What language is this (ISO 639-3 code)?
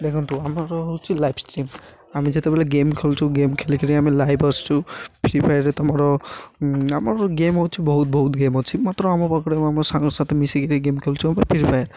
ori